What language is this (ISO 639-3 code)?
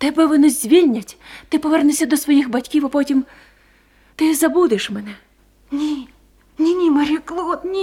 ukr